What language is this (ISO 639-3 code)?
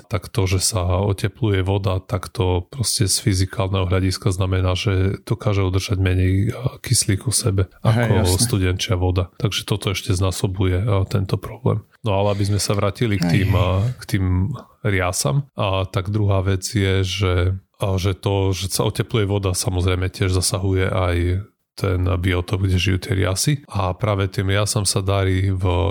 slk